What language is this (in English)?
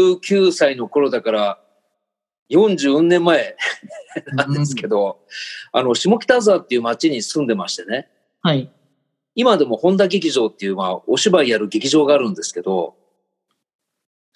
Japanese